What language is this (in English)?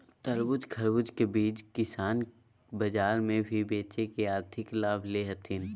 Magahi